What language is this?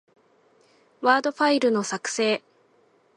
Japanese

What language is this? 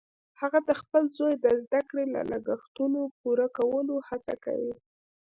Pashto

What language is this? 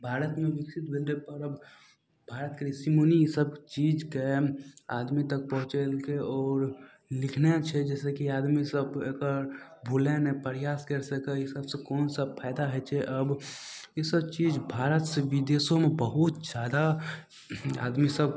Maithili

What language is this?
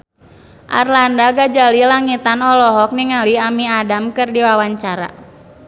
Sundanese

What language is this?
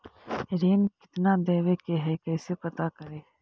Magahi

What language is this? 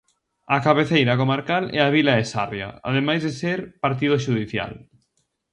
Galician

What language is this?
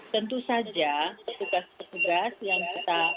Indonesian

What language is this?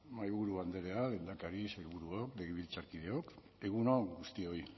Basque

